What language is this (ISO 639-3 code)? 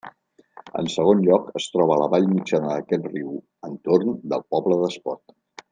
cat